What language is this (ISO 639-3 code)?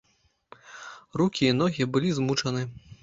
bel